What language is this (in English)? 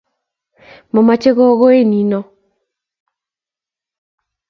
Kalenjin